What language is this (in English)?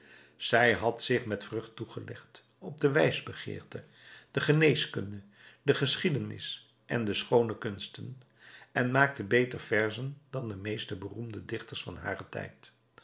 Dutch